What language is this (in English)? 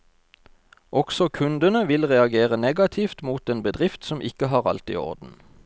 Norwegian